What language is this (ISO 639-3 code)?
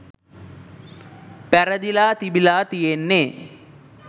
sin